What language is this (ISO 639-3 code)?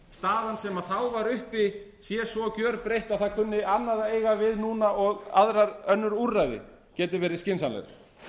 isl